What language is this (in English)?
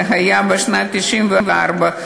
Hebrew